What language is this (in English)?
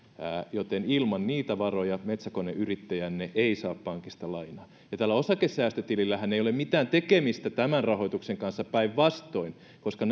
Finnish